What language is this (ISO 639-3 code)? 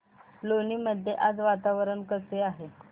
mar